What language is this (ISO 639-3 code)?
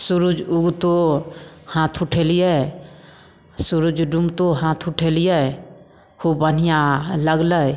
mai